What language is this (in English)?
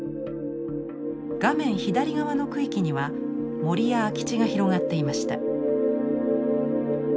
Japanese